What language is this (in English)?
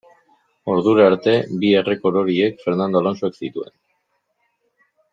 Basque